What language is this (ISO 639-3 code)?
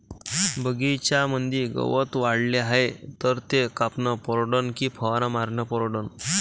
mar